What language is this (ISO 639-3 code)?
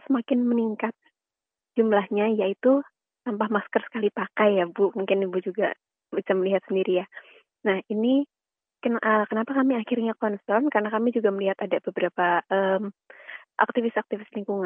ind